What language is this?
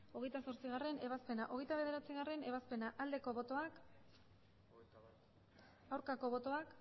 Basque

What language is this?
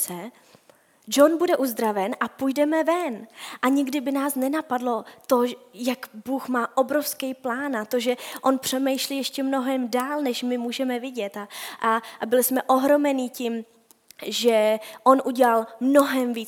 Czech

